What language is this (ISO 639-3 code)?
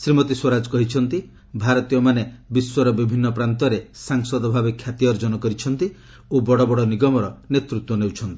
ori